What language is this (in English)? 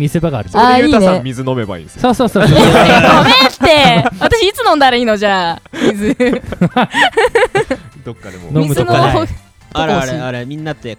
Japanese